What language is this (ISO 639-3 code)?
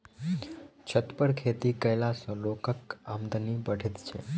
mai